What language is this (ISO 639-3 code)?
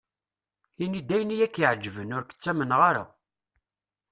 kab